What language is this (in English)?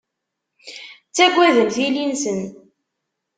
Kabyle